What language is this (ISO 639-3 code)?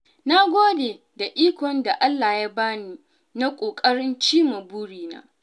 hau